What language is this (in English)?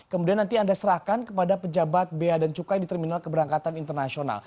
Indonesian